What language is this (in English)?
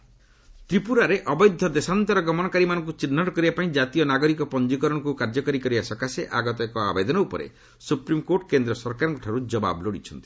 Odia